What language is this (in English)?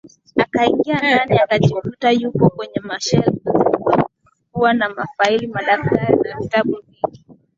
Swahili